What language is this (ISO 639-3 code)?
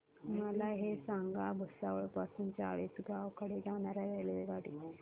mar